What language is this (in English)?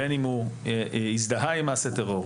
Hebrew